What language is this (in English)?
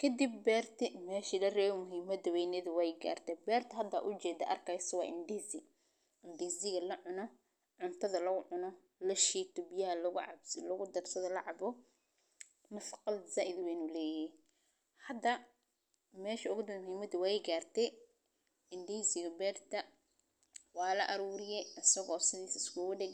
Somali